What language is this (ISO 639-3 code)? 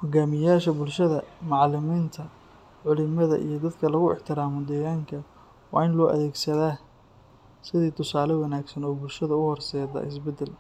som